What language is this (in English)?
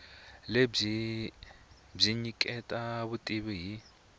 Tsonga